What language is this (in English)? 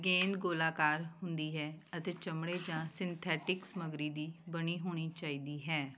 Punjabi